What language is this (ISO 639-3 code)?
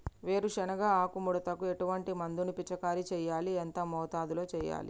tel